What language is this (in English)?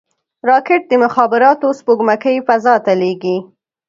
Pashto